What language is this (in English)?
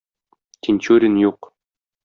Tatar